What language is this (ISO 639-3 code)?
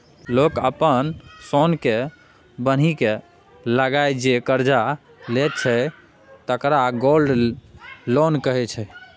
mai